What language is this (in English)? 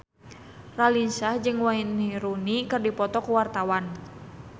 Sundanese